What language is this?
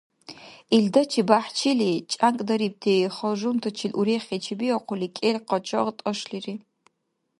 Dargwa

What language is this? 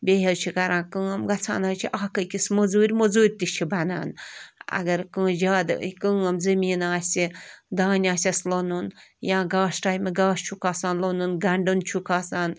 Kashmiri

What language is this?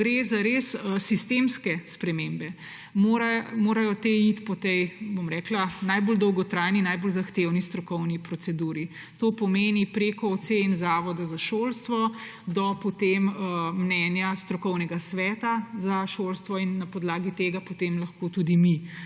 Slovenian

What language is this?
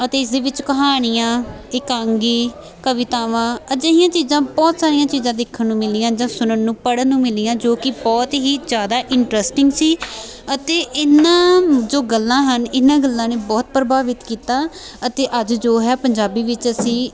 Punjabi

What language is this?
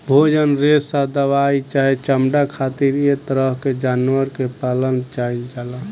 Bhojpuri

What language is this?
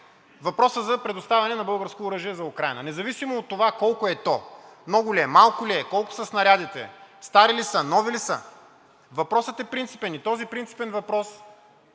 Bulgarian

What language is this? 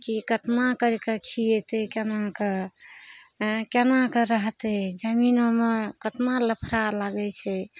Maithili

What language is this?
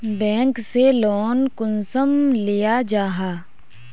Magahi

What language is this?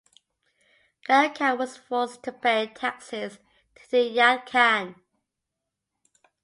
English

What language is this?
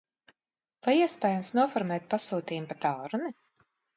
Latvian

